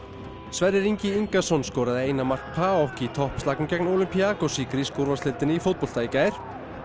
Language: Icelandic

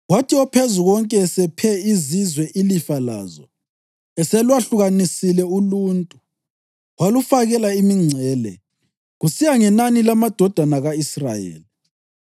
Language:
North Ndebele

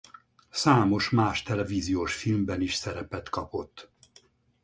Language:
Hungarian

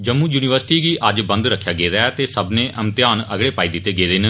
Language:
Dogri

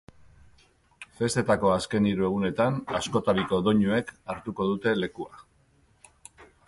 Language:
Basque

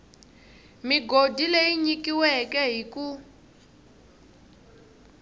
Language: Tsonga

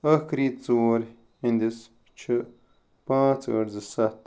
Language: Kashmiri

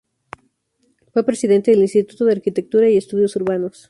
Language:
Spanish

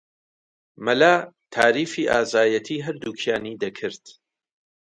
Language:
Central Kurdish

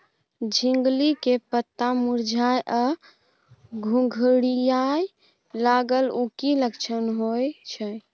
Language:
Maithili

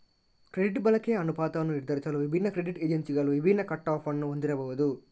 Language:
Kannada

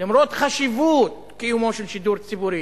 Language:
Hebrew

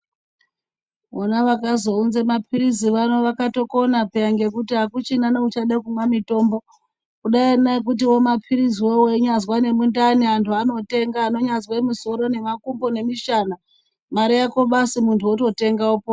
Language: Ndau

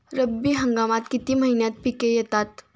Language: Marathi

